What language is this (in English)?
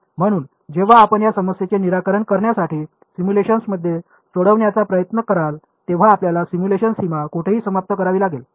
Marathi